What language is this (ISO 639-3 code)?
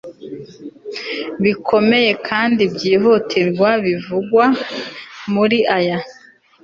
kin